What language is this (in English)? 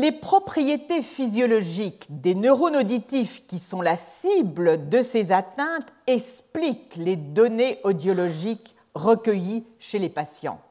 French